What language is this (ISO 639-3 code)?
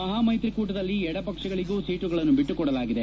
kan